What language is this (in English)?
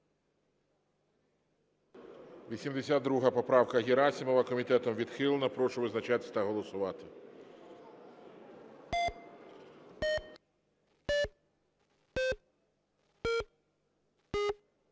Ukrainian